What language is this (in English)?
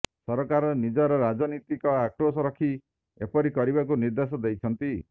Odia